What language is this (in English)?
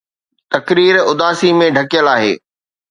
Sindhi